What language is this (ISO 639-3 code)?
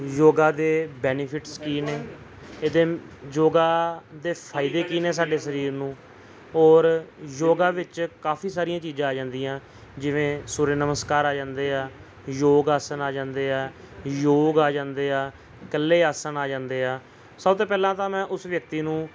pan